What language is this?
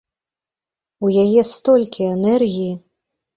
Belarusian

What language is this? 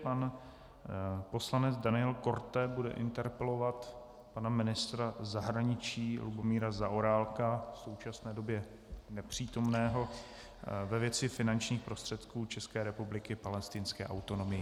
Czech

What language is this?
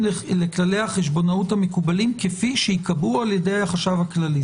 Hebrew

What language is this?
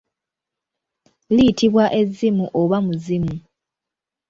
Ganda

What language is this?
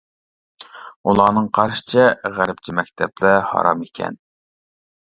Uyghur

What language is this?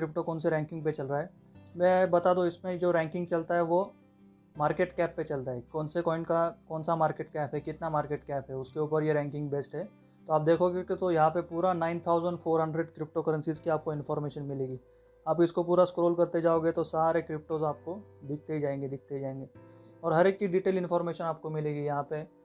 Hindi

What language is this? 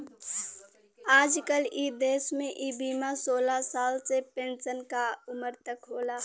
Bhojpuri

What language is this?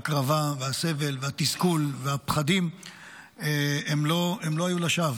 Hebrew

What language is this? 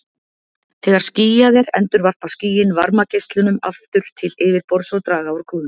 Icelandic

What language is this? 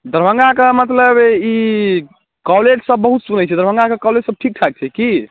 Maithili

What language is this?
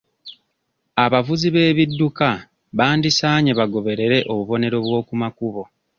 Ganda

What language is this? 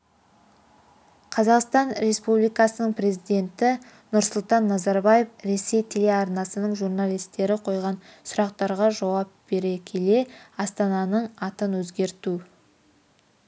Kazakh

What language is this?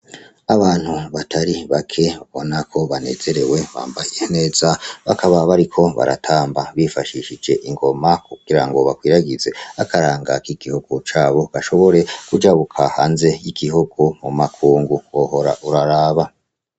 Rundi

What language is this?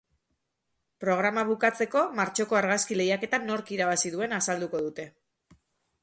Basque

